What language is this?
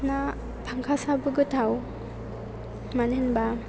Bodo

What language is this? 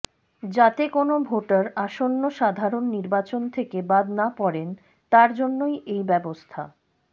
Bangla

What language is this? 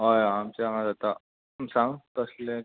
Konkani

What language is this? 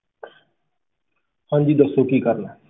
Punjabi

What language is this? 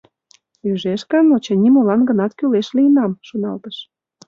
Mari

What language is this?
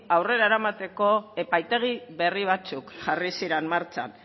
Basque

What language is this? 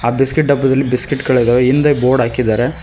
Kannada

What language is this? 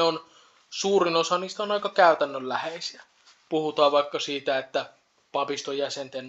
Finnish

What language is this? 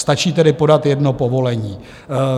Czech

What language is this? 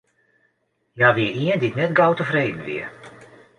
Western Frisian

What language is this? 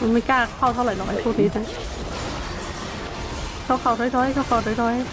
Thai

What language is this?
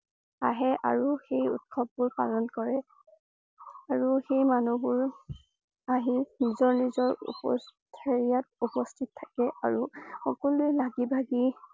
Assamese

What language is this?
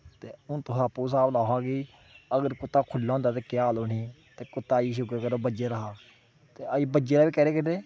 Dogri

